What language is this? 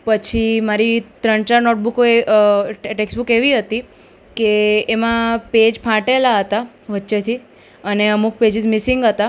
Gujarati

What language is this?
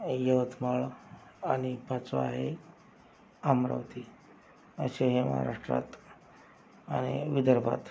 Marathi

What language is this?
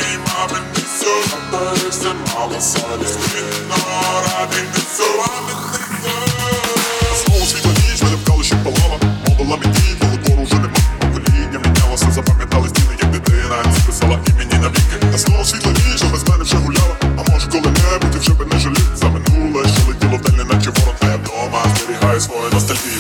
Ukrainian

